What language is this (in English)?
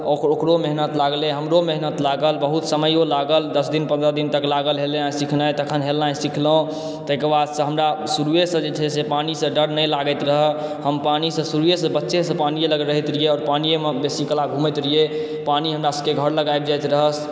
Maithili